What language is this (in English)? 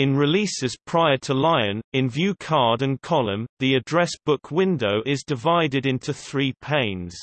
English